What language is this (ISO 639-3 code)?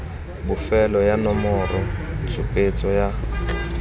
tsn